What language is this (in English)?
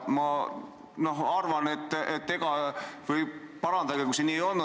Estonian